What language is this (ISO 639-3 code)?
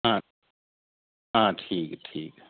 doi